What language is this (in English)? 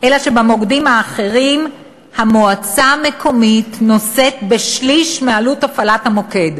Hebrew